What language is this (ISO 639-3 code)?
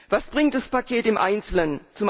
deu